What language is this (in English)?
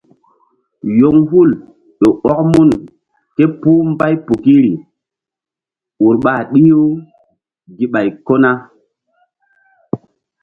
Mbum